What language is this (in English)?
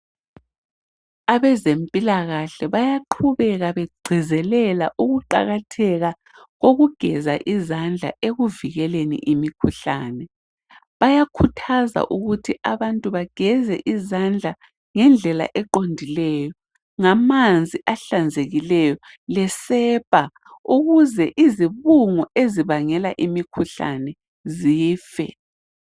North Ndebele